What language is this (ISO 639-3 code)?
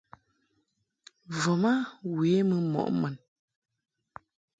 mhk